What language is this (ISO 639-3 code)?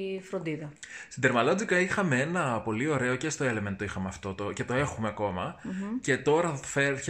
ell